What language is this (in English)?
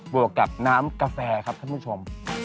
Thai